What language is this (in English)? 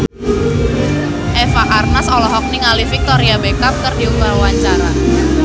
Sundanese